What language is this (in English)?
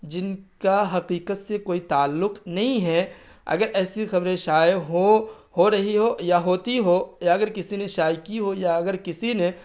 Urdu